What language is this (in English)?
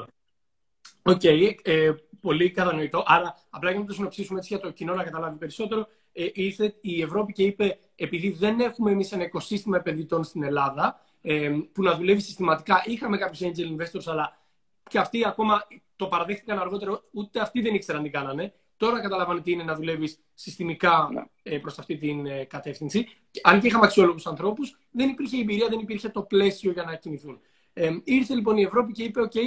Greek